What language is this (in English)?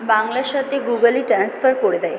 Bangla